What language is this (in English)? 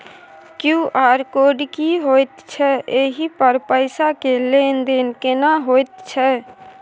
Maithili